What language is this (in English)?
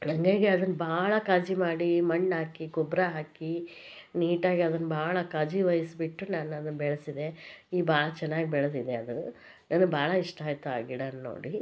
Kannada